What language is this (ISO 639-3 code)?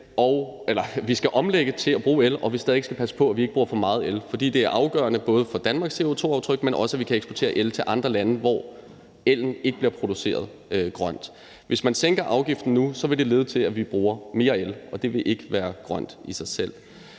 dan